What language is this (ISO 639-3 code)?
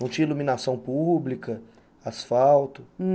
por